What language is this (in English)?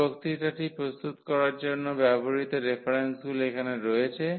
Bangla